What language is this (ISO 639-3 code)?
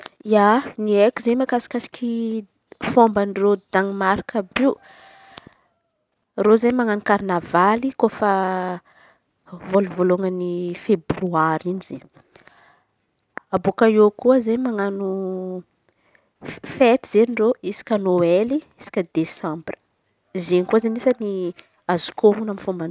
xmv